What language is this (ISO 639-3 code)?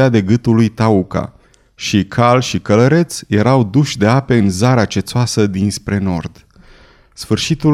ron